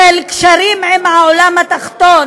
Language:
Hebrew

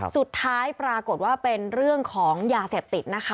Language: Thai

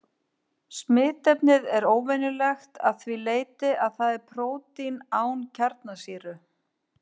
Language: Icelandic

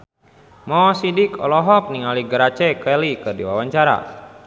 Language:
Sundanese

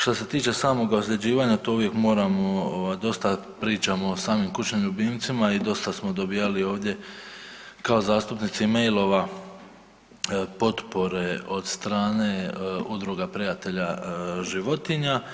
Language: Croatian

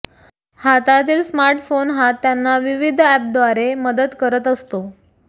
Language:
Marathi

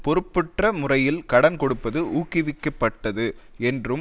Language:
Tamil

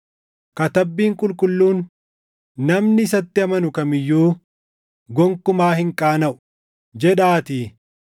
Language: Oromo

